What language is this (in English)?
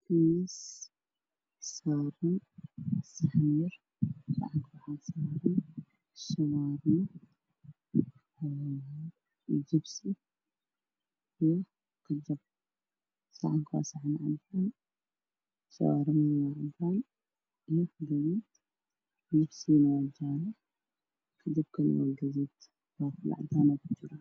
Somali